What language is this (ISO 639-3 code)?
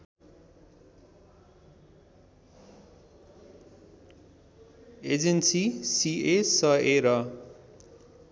nep